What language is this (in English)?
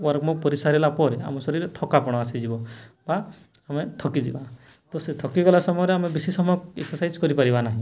Odia